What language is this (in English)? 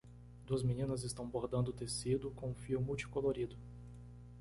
Portuguese